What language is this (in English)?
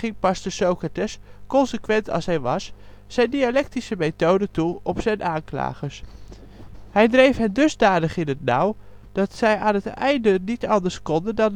Dutch